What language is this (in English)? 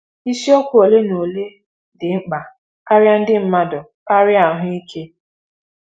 Igbo